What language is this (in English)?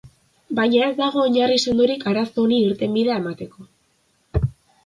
Basque